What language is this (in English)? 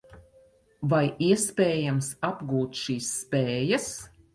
Latvian